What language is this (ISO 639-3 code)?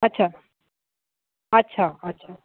snd